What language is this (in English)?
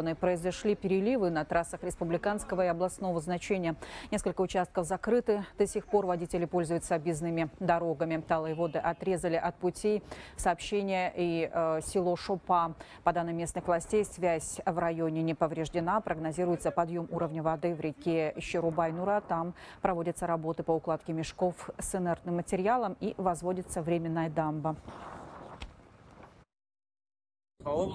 Russian